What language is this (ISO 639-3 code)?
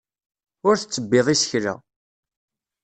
kab